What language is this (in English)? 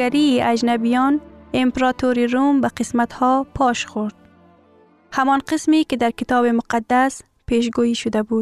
Persian